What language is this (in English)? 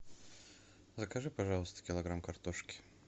Russian